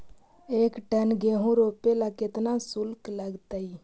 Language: Magahi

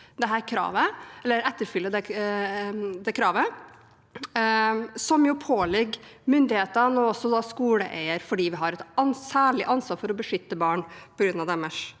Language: Norwegian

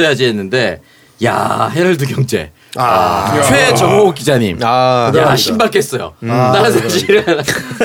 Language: Korean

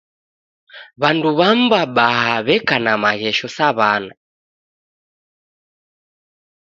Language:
Taita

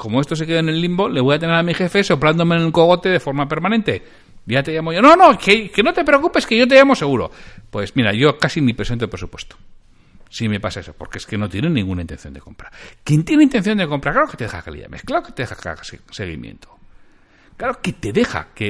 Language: Spanish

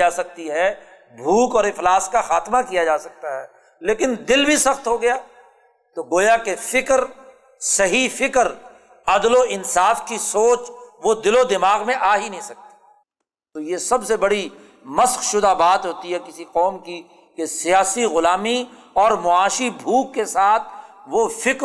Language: Urdu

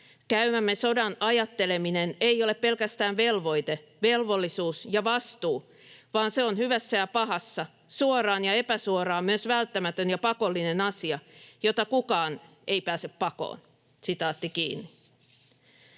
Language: Finnish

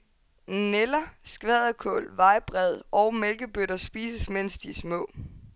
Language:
Danish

